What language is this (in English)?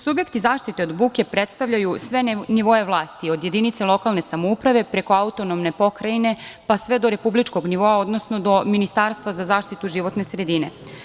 Serbian